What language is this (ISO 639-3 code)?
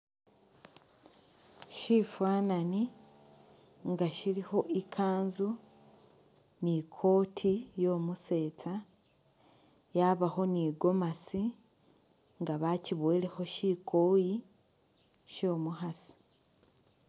myx